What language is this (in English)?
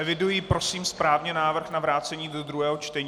Czech